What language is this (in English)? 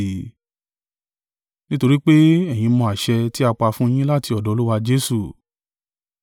Yoruba